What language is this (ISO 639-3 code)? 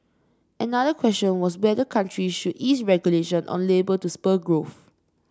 eng